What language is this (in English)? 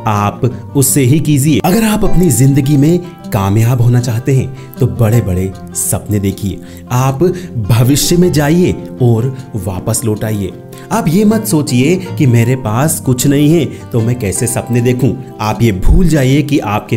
Hindi